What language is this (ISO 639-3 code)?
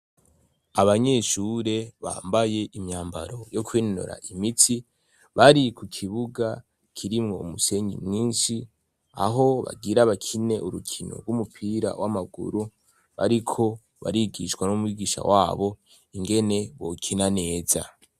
run